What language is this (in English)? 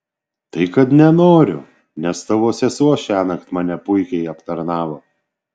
Lithuanian